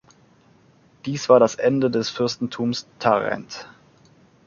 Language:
German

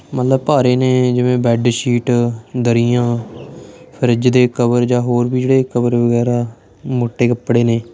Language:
Punjabi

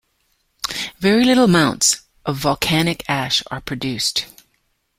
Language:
English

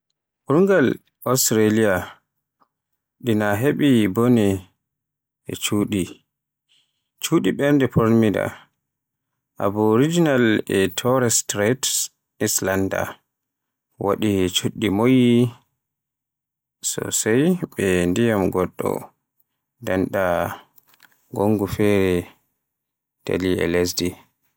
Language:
Borgu Fulfulde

